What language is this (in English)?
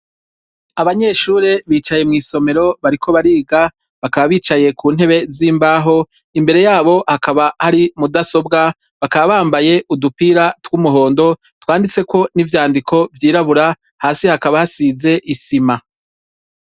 Rundi